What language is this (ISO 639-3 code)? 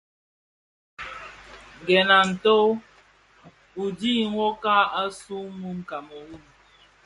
ksf